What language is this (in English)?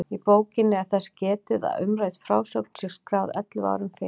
Icelandic